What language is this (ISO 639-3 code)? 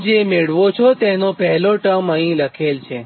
guj